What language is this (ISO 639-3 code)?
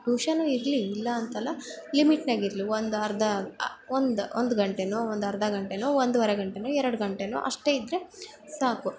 kan